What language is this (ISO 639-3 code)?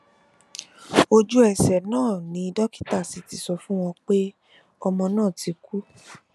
yor